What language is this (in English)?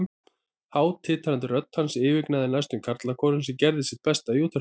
Icelandic